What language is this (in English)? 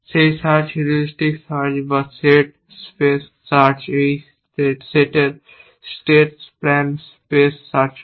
Bangla